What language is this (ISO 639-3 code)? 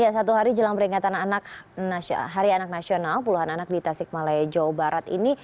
ind